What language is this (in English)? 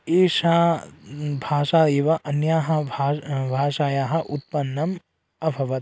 Sanskrit